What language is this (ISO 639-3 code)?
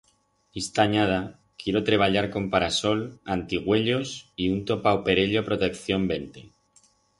arg